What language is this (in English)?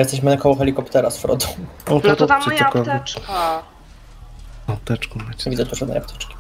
Polish